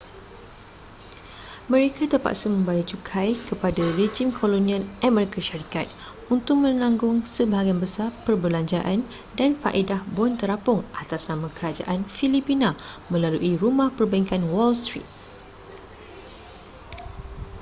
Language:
Malay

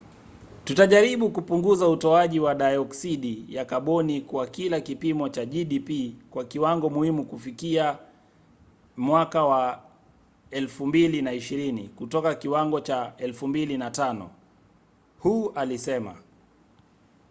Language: Swahili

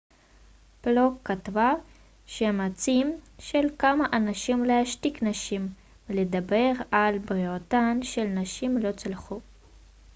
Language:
Hebrew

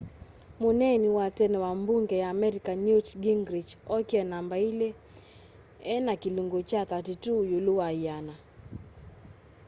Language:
Kamba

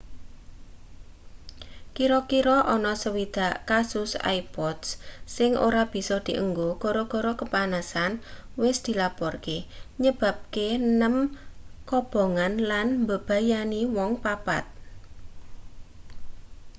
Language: Javanese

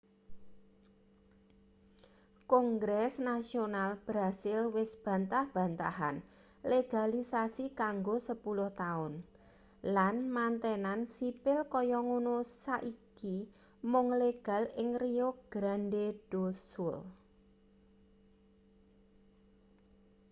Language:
Javanese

